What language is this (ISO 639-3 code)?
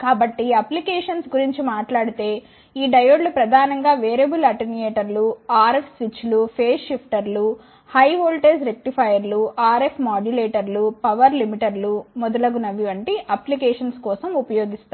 tel